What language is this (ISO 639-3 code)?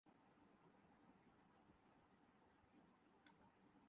urd